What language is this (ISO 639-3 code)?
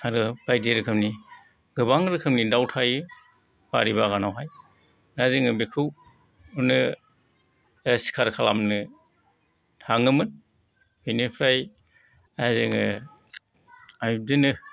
brx